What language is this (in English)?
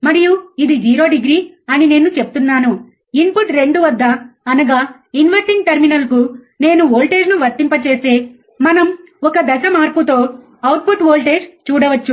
Telugu